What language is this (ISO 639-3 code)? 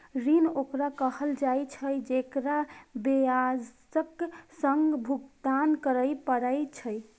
mai